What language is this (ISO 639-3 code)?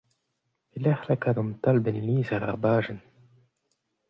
bre